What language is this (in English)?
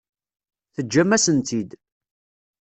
Kabyle